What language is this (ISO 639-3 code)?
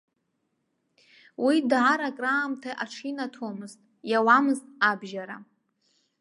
abk